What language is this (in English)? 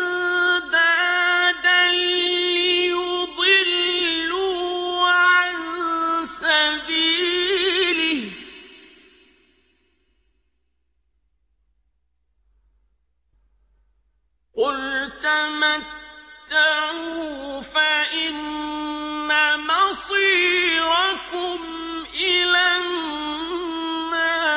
Arabic